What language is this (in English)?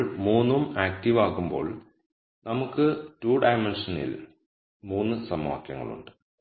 Malayalam